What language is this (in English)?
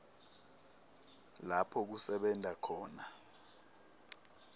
Swati